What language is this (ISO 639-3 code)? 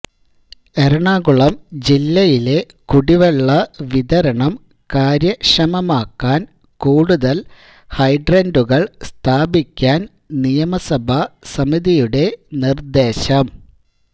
mal